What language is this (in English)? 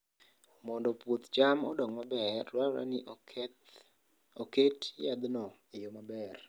Luo (Kenya and Tanzania)